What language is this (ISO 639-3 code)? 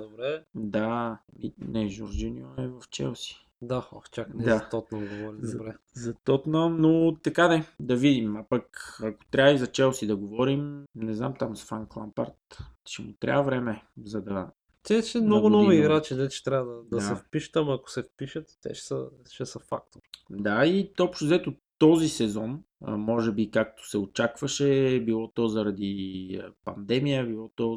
bul